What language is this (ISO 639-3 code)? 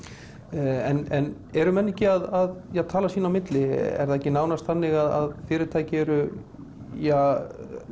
isl